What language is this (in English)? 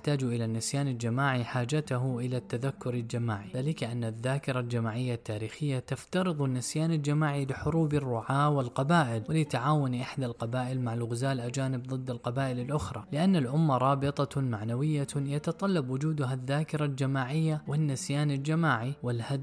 Arabic